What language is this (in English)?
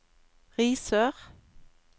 Norwegian